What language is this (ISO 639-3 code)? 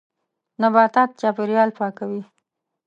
pus